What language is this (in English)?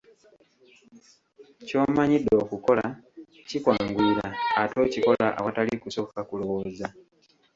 Ganda